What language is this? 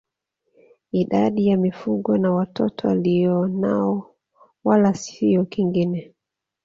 Swahili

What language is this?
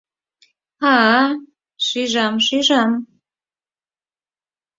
Mari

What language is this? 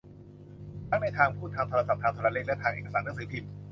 Thai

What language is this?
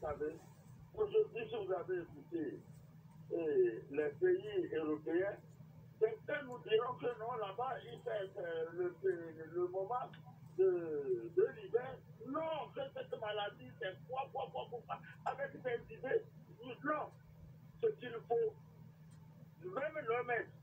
French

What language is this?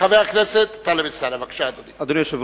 Hebrew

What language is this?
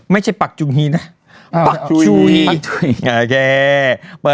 Thai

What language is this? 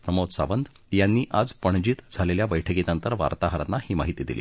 Marathi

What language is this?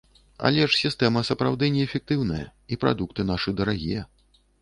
Belarusian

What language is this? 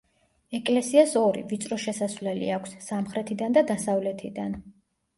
Georgian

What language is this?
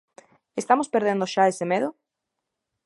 Galician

